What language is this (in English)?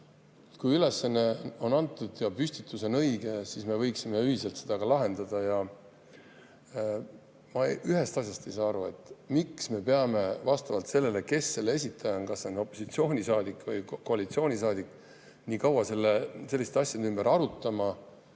Estonian